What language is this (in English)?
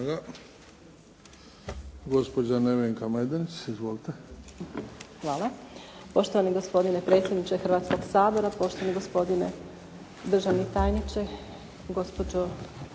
Croatian